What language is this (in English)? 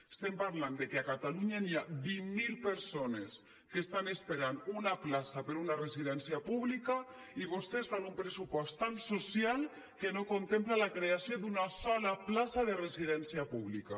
Catalan